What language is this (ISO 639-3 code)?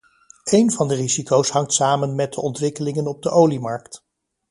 nld